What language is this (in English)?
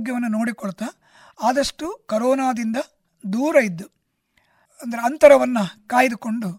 Kannada